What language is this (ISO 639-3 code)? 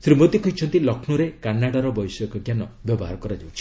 ori